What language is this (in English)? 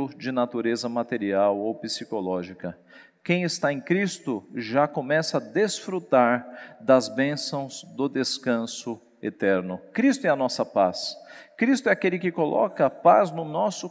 Portuguese